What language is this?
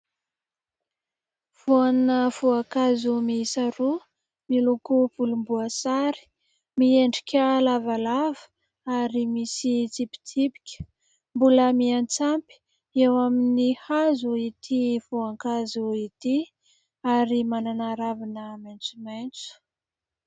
Malagasy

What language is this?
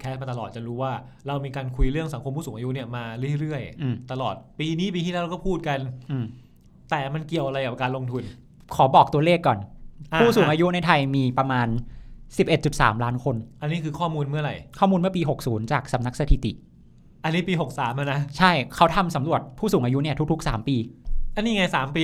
Thai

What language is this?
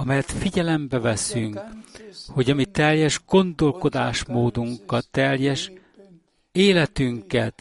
Hungarian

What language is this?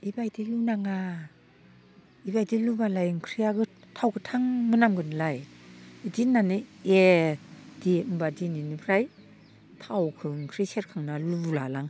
Bodo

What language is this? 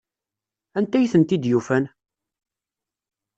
Kabyle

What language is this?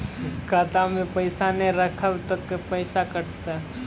Maithili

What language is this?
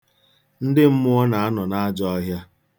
Igbo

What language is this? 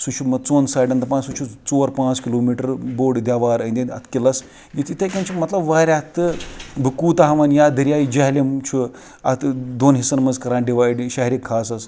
Kashmiri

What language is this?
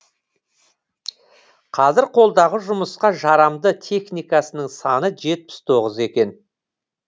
Kazakh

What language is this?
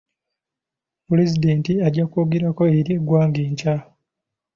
Ganda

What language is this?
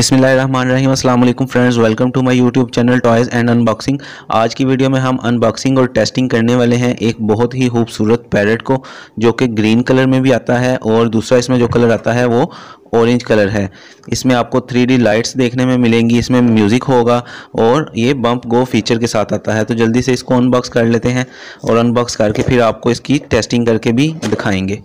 Hindi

